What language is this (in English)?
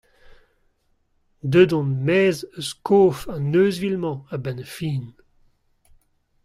Breton